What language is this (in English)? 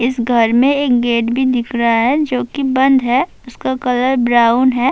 Urdu